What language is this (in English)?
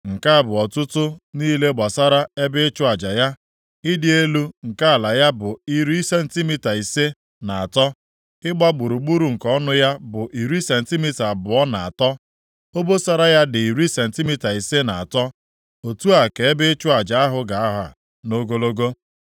Igbo